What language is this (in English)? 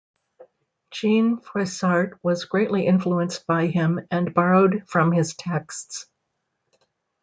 English